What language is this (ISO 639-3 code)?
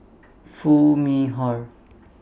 eng